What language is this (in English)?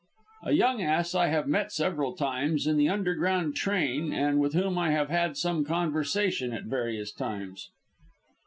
English